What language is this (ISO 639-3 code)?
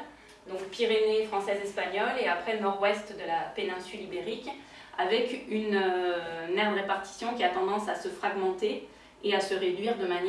fra